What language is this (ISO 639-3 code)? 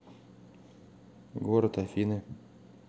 rus